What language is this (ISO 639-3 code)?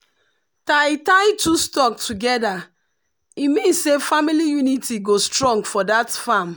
pcm